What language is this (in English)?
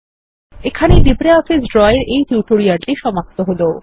Bangla